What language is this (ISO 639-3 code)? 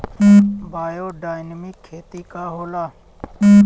bho